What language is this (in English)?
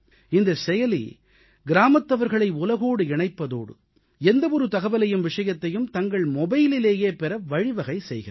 Tamil